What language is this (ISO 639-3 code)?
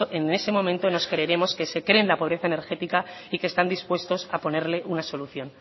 spa